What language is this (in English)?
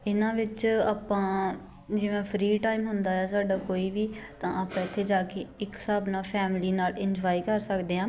Punjabi